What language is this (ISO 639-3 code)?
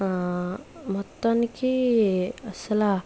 tel